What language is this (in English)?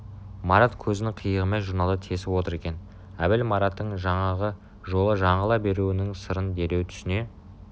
Kazakh